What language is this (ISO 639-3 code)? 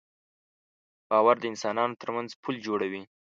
pus